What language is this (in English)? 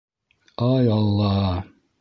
Bashkir